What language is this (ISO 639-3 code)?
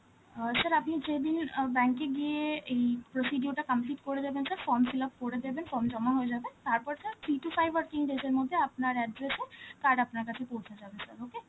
ben